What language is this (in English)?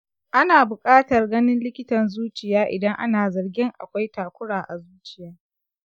Hausa